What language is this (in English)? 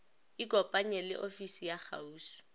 Northern Sotho